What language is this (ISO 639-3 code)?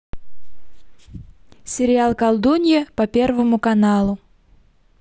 rus